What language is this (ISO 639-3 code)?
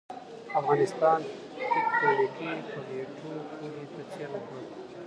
pus